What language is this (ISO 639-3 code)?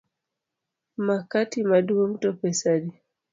luo